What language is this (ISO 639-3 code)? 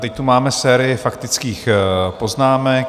ces